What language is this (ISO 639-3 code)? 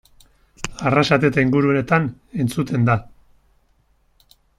eus